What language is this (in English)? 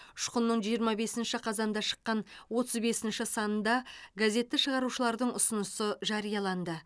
Kazakh